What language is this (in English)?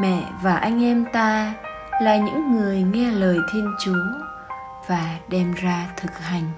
Vietnamese